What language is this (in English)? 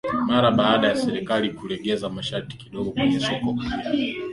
Swahili